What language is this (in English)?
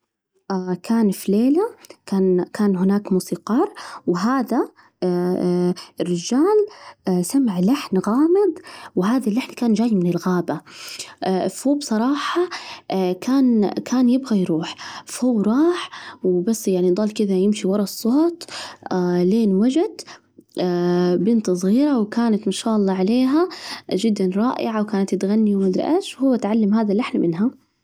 Najdi Arabic